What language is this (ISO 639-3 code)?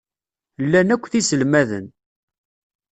kab